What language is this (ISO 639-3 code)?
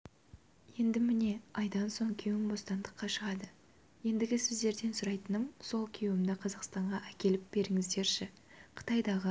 kaz